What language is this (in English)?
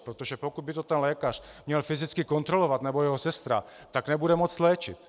Czech